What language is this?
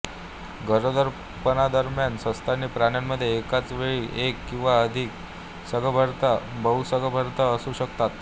Marathi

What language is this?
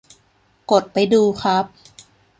Thai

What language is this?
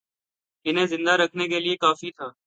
Urdu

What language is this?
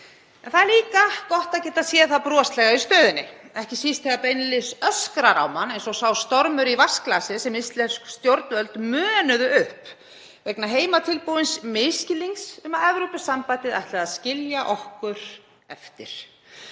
Icelandic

